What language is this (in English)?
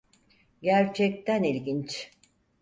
Turkish